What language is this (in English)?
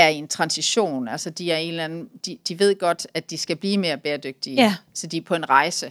Danish